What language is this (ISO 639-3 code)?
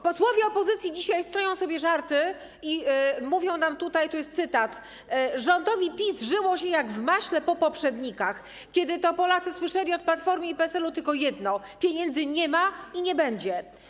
pol